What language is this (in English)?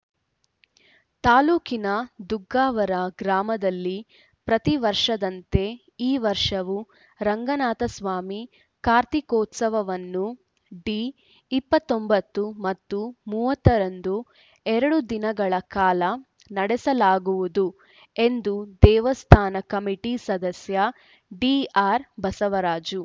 Kannada